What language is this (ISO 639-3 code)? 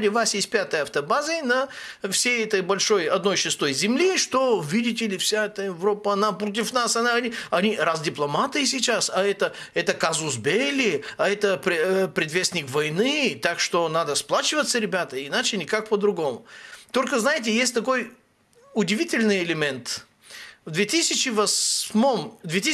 rus